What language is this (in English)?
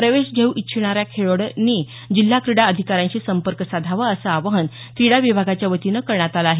Marathi